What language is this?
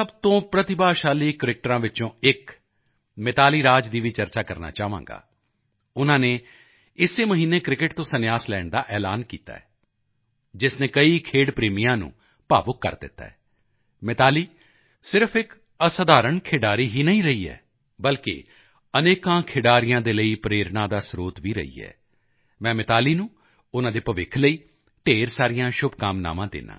Punjabi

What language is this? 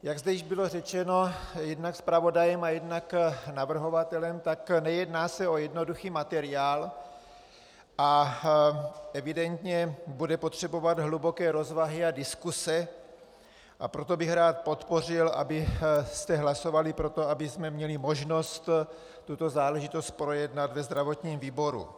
Czech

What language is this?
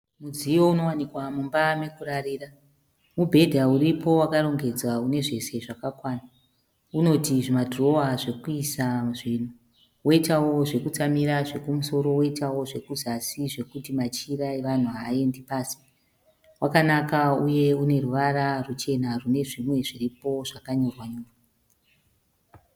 Shona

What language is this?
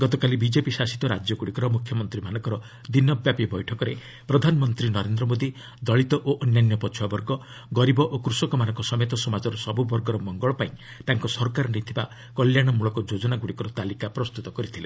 Odia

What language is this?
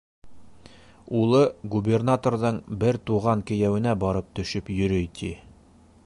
Bashkir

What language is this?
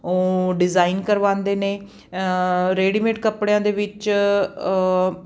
Punjabi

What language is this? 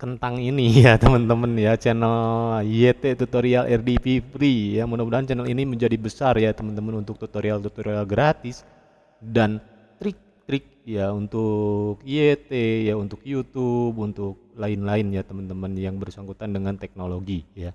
Indonesian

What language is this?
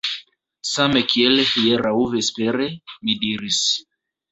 Esperanto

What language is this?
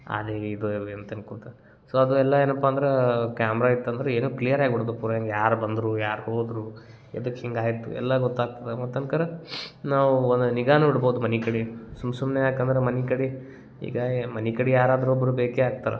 Kannada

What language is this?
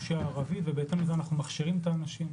Hebrew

